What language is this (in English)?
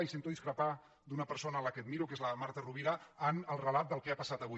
Catalan